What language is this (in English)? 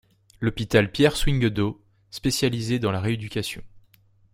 French